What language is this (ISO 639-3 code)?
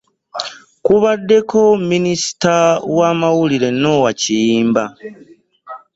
lug